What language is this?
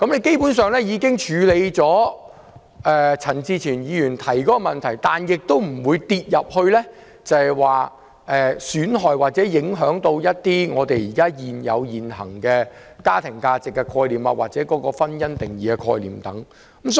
Cantonese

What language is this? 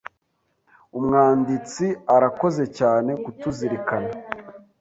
Kinyarwanda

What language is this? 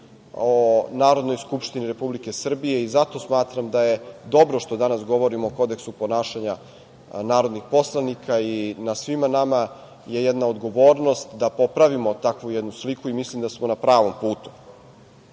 Serbian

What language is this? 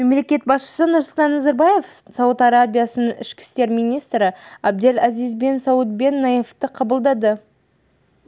Kazakh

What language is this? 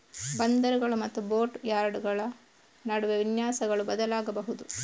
Kannada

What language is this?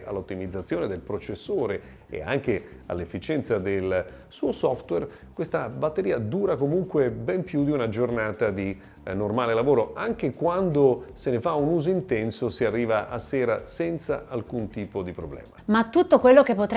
Italian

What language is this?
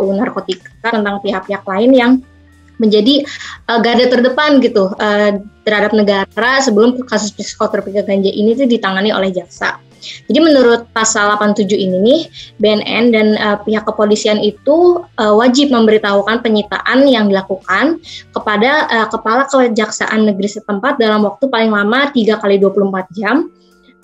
Indonesian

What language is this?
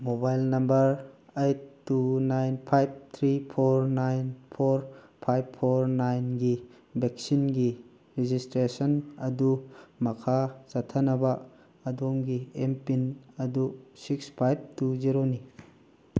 Manipuri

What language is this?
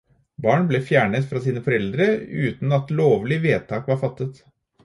Norwegian Bokmål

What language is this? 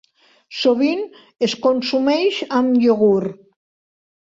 Catalan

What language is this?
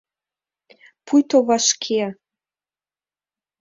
Mari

